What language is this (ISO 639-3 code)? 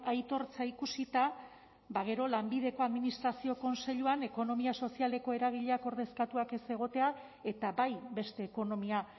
eus